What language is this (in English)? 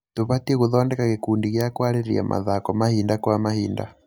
Kikuyu